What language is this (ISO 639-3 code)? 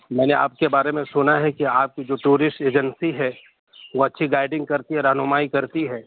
urd